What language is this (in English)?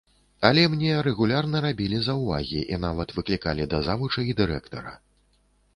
Belarusian